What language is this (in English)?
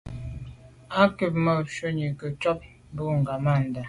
Medumba